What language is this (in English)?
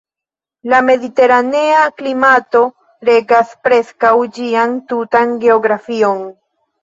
Esperanto